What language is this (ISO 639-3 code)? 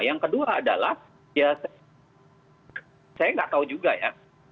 ind